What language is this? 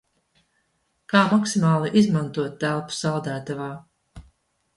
Latvian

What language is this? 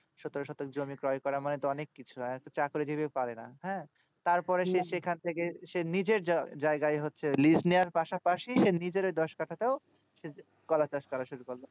Bangla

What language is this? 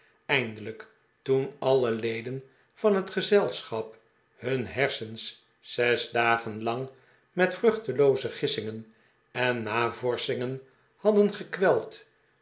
Dutch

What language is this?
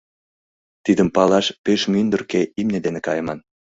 Mari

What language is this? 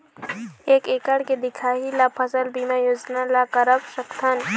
Chhattisgarhi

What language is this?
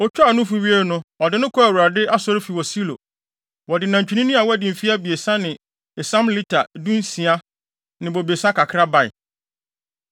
Akan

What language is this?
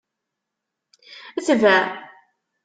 Kabyle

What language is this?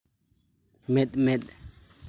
Santali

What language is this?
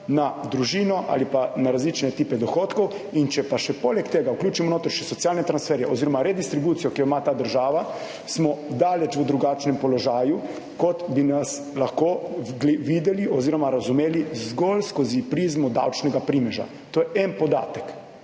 Slovenian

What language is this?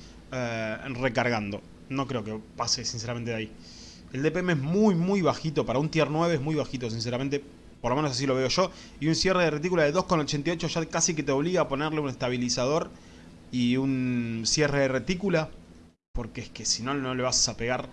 Spanish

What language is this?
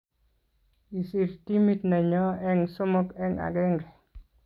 Kalenjin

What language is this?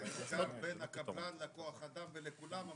Hebrew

